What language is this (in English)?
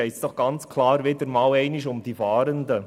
Swiss German